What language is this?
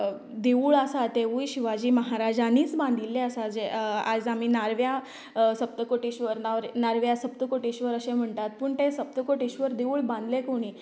Konkani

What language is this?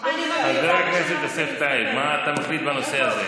Hebrew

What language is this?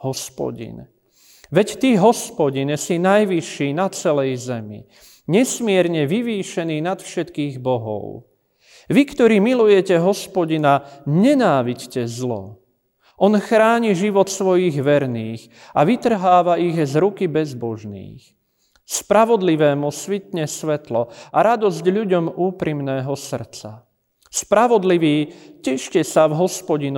Slovak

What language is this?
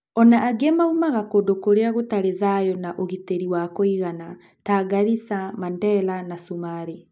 Kikuyu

